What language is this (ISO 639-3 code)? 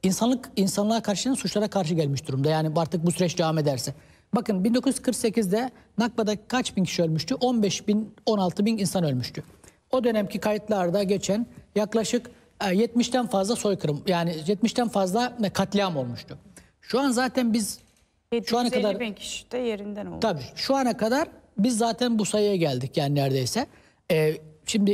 tur